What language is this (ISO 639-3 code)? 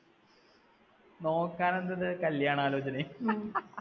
mal